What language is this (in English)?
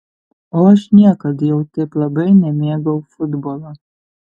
Lithuanian